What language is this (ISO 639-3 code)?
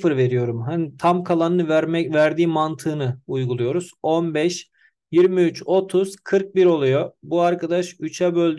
tur